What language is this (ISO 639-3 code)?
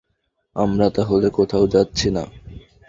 ben